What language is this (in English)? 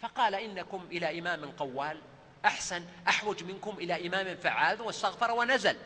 Arabic